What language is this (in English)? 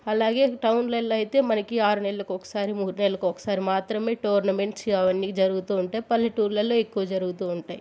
Telugu